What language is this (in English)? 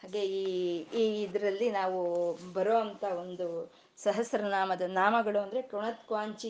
Kannada